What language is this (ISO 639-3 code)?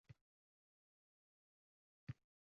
uzb